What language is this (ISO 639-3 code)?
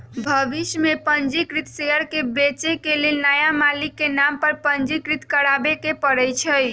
mag